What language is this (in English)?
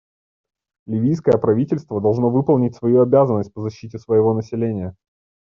Russian